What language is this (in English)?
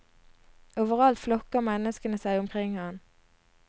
Norwegian